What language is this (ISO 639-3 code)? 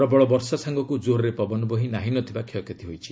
ori